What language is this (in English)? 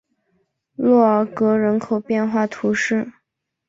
Chinese